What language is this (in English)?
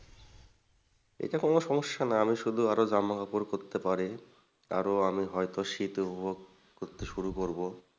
Bangla